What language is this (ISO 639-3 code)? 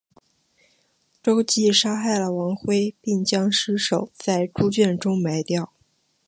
zho